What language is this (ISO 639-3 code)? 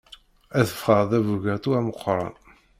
kab